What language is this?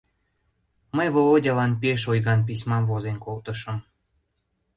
Mari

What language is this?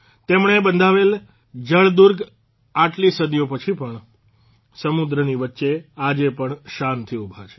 Gujarati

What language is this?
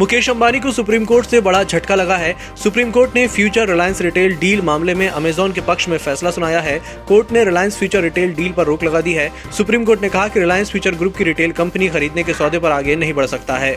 Hindi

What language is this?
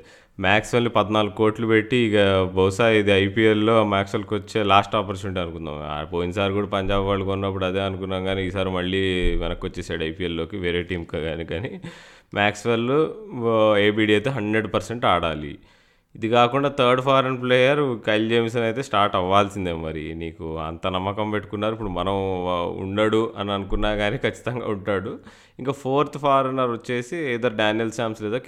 Telugu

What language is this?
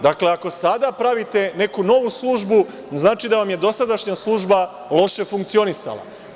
Serbian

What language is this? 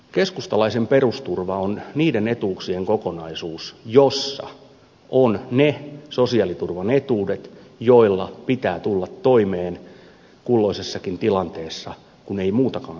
Finnish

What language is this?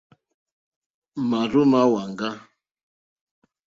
Mokpwe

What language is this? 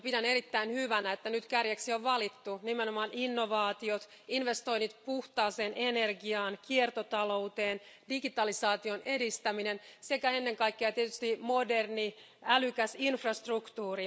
Finnish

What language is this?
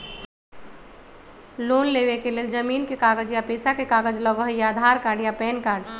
Magahi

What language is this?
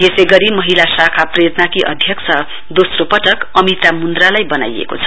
Nepali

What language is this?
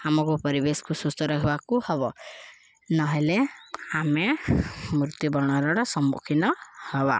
Odia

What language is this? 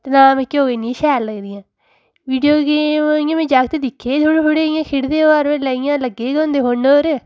Dogri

